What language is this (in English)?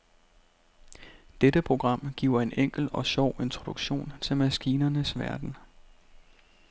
Danish